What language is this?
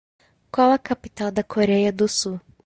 Portuguese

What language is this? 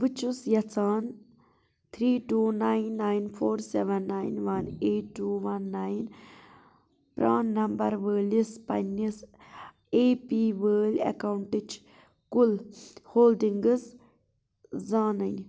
Kashmiri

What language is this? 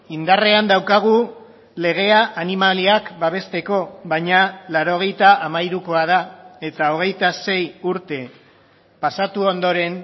Basque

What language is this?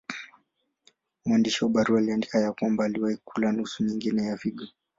Swahili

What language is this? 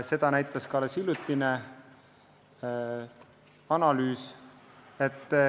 Estonian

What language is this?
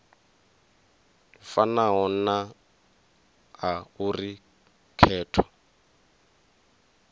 Venda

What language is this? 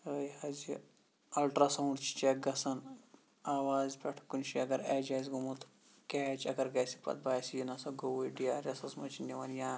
Kashmiri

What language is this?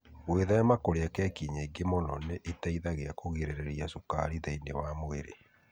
Kikuyu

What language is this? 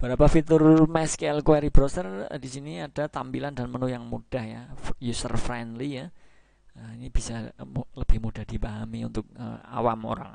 Indonesian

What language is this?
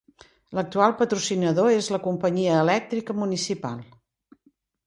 Catalan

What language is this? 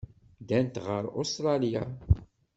Kabyle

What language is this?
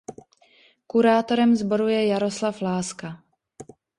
Czech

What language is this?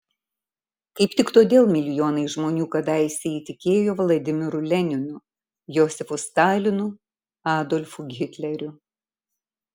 Lithuanian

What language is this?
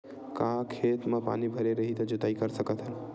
Chhattisgarhi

